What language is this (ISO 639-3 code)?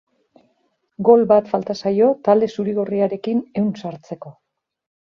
eus